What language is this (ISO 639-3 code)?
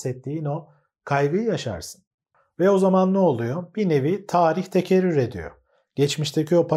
tur